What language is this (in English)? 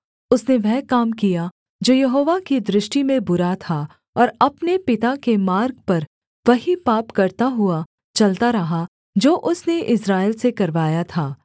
Hindi